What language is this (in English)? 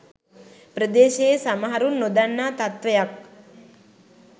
Sinhala